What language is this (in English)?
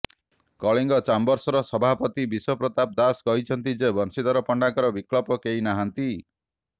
Odia